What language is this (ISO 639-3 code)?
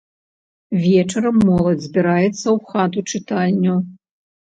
bel